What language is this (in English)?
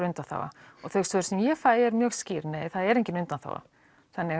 Icelandic